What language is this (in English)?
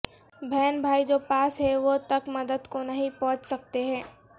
Urdu